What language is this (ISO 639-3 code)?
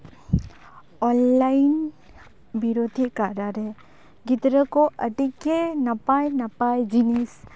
sat